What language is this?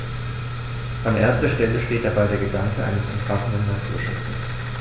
German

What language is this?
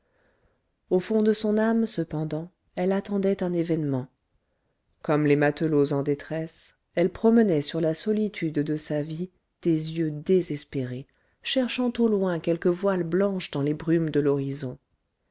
French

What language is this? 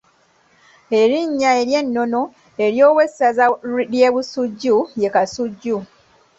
Ganda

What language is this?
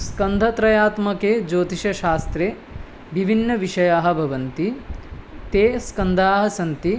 Sanskrit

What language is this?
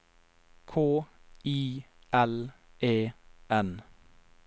Norwegian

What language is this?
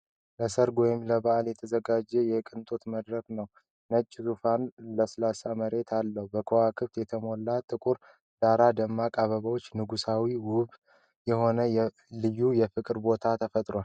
Amharic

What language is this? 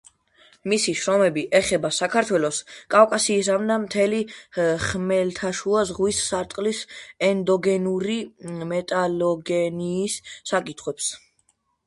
Georgian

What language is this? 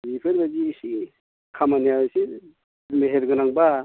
Bodo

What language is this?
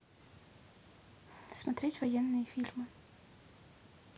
Russian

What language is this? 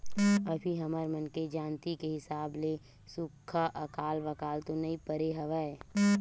Chhattisgarhi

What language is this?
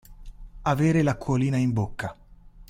Italian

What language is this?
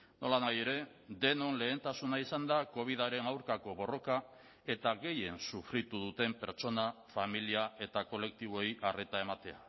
Basque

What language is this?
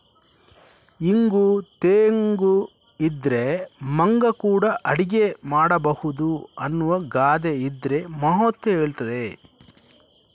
Kannada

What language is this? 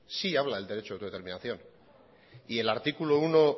Spanish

